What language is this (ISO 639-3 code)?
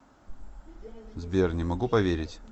rus